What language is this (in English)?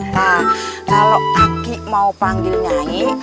Indonesian